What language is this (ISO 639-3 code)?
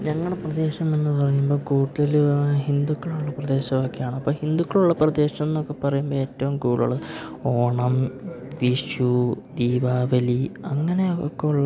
mal